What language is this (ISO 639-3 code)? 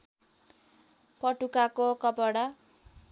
nep